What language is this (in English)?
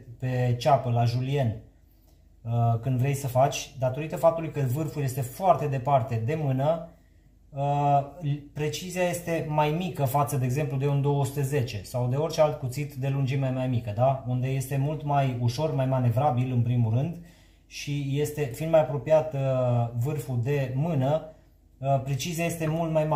Romanian